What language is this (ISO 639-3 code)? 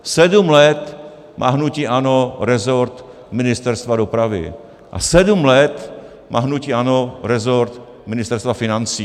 ces